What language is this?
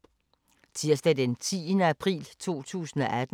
Danish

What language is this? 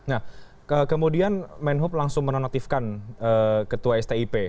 Indonesian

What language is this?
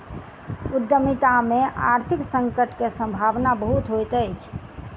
Maithili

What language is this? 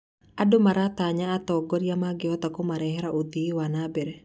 Kikuyu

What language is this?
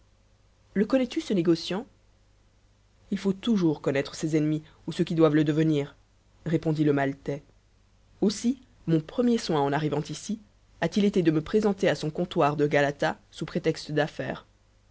French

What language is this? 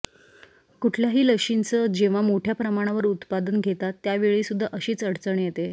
Marathi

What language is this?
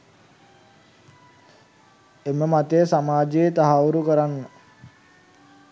Sinhala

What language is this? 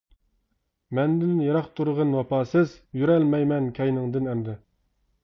Uyghur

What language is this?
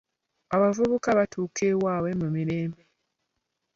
Ganda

